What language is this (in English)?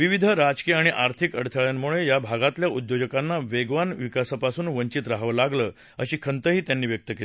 Marathi